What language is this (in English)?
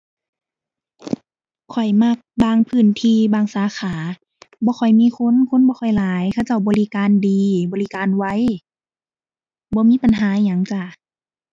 Thai